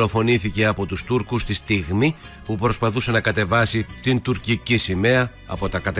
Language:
Greek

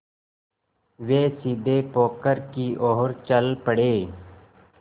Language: Hindi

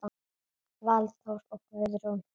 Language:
Icelandic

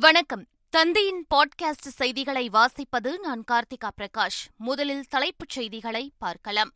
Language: Tamil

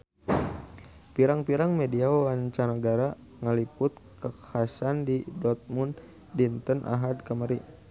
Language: Sundanese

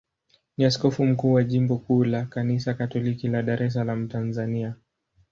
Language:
Swahili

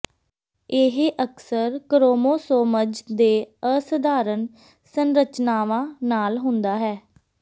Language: Punjabi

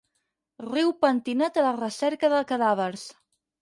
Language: Catalan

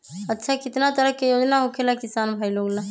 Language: Magahi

